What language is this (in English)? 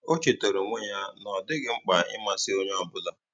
Igbo